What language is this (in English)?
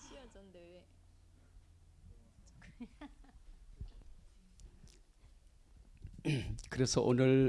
Korean